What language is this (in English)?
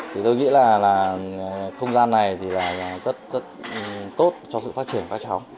Vietnamese